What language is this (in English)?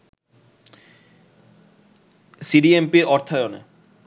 Bangla